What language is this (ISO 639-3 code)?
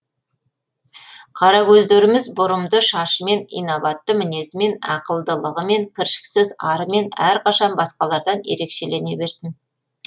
kaz